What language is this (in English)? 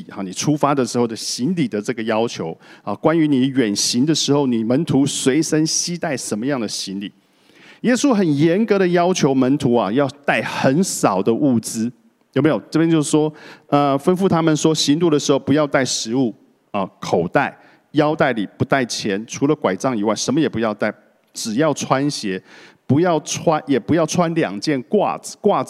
Chinese